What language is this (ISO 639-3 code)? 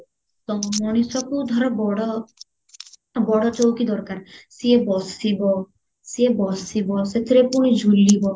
ori